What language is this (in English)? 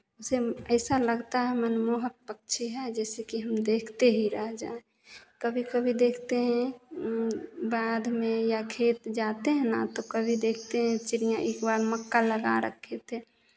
Hindi